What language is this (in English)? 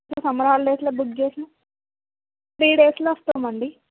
Telugu